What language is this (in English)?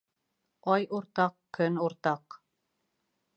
Bashkir